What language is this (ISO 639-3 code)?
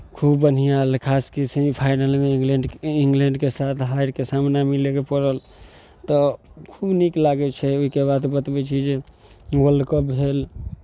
mai